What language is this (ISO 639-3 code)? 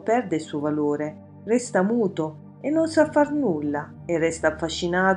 ita